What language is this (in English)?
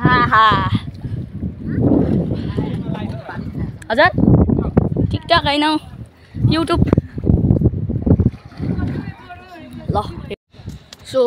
Indonesian